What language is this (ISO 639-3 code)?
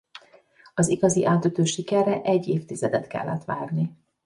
hun